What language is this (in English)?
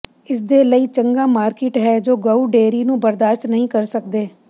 Punjabi